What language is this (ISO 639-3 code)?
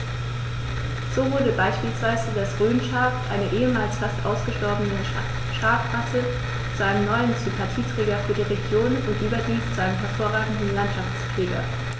deu